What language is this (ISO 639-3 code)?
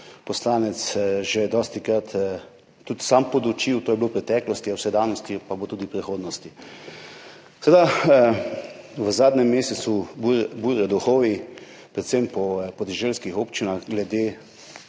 slv